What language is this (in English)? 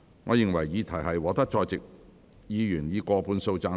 Cantonese